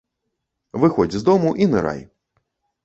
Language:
Belarusian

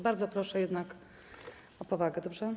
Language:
Polish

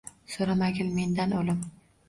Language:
Uzbek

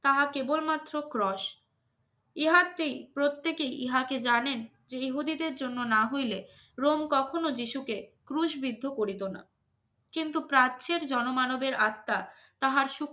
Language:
Bangla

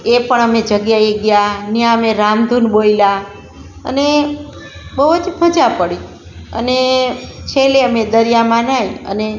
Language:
Gujarati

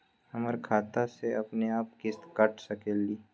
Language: Magahi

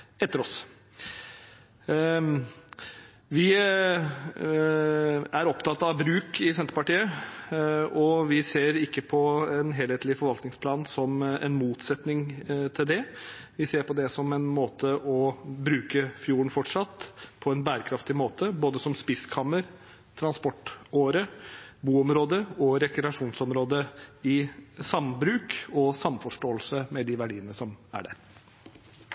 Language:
Norwegian Bokmål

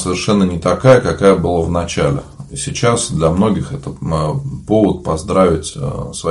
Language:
Russian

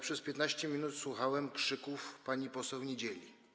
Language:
Polish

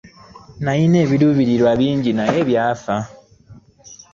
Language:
Ganda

